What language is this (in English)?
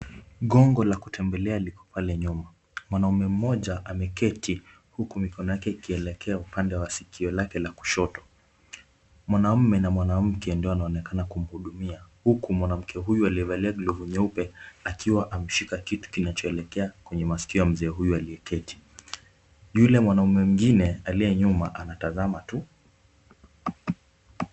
Swahili